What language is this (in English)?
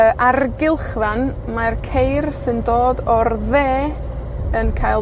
Welsh